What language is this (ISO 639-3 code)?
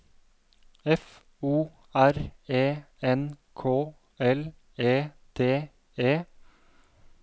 nor